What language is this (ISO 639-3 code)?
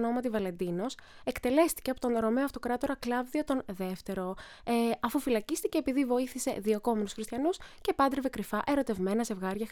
ell